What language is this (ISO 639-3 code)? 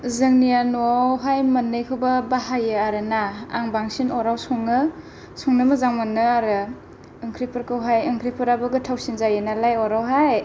brx